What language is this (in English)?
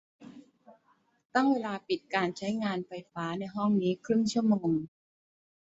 Thai